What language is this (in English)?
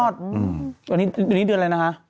Thai